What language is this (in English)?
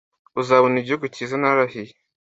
Kinyarwanda